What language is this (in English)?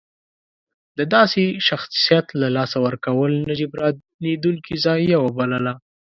Pashto